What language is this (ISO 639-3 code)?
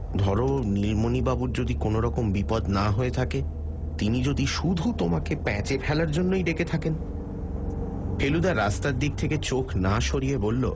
ben